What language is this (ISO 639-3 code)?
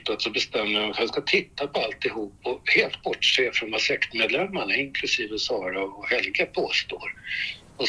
swe